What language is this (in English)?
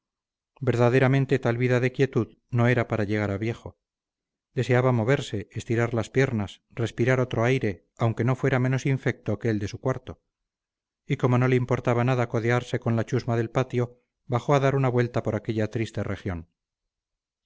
Spanish